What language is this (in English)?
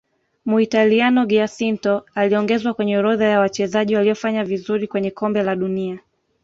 Swahili